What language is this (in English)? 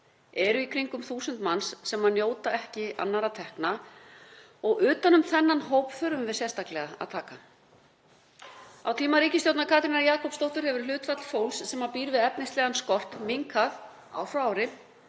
Icelandic